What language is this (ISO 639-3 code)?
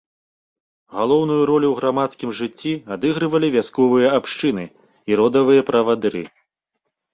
bel